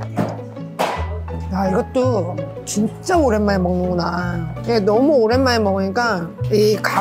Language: Korean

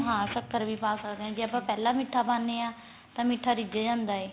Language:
Punjabi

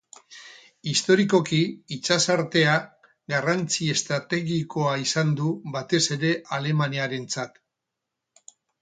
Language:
Basque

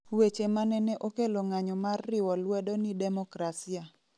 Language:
Luo (Kenya and Tanzania)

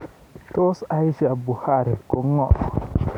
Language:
Kalenjin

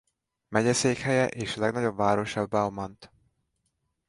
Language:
Hungarian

